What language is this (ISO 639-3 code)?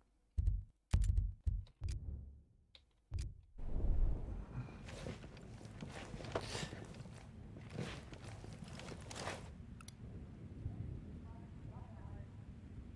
deu